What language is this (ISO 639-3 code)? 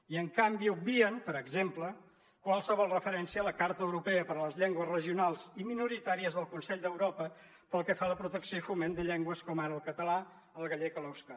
cat